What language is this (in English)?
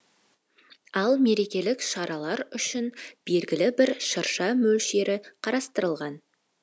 Kazakh